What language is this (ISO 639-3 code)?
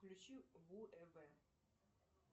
rus